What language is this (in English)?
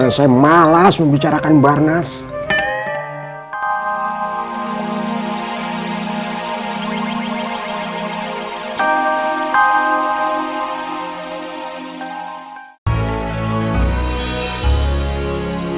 Indonesian